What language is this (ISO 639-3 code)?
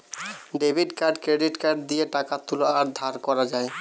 ben